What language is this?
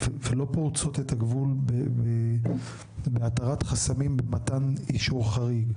Hebrew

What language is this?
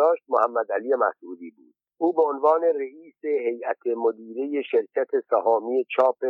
Persian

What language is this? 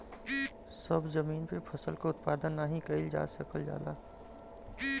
Bhojpuri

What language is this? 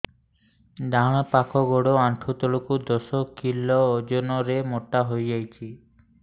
Odia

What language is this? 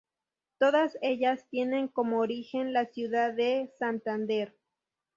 Spanish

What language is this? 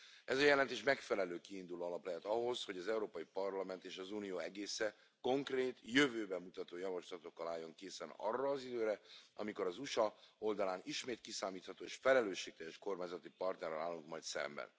Hungarian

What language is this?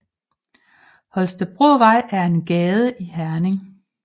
Danish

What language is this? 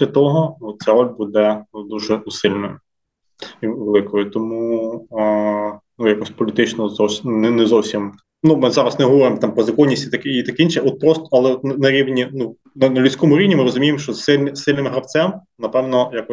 Ukrainian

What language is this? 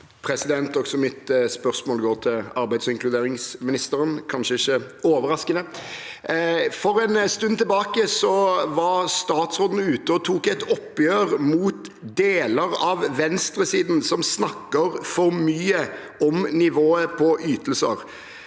Norwegian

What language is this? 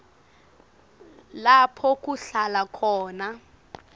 Swati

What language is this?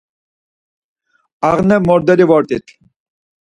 Laz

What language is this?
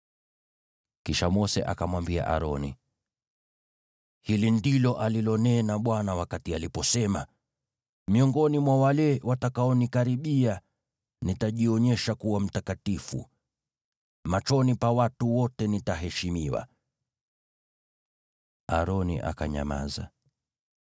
Swahili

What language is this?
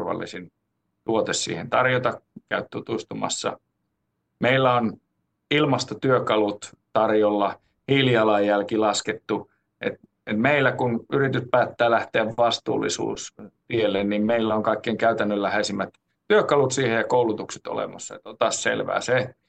Finnish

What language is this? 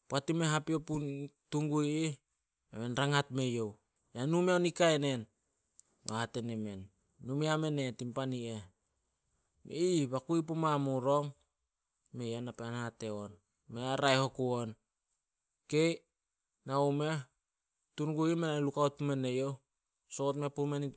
Solos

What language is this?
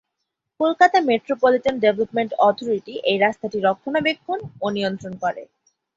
Bangla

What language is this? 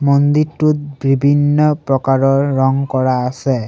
Assamese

